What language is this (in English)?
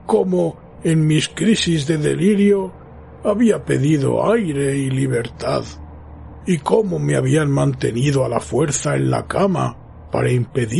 Spanish